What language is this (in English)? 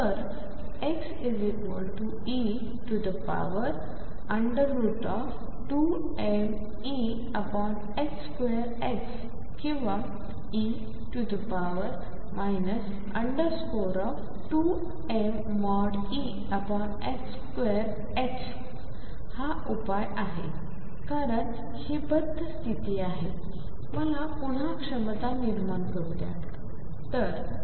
Marathi